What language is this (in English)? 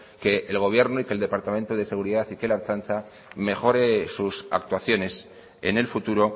Spanish